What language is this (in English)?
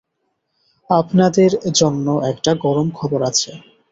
Bangla